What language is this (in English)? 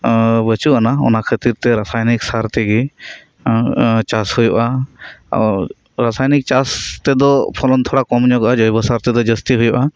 Santali